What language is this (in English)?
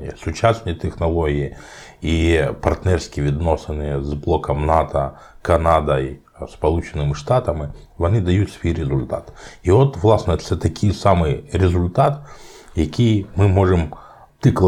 Ukrainian